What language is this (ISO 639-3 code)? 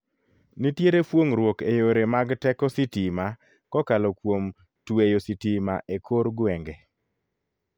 luo